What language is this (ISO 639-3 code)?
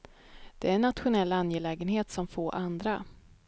swe